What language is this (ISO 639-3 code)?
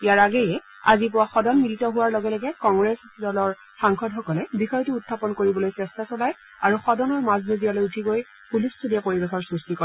asm